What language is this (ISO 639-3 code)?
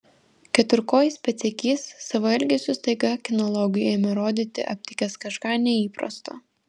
lit